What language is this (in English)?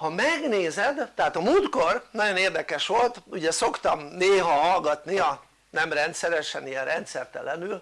Hungarian